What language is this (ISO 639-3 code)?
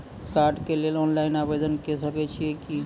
mai